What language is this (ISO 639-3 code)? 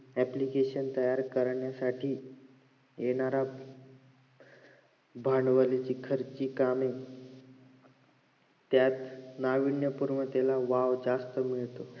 mar